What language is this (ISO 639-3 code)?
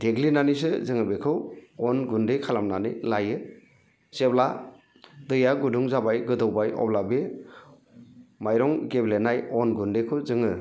brx